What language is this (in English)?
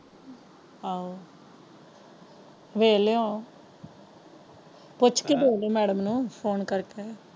Punjabi